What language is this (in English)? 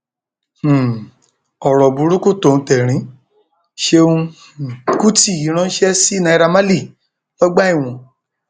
Yoruba